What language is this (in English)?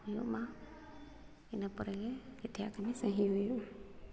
Santali